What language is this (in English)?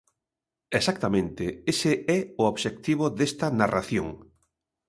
Galician